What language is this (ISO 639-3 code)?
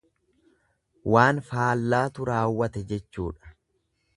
orm